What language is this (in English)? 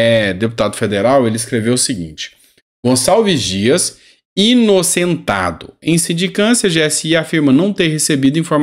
Portuguese